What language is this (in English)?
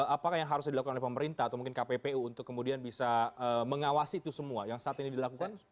Indonesian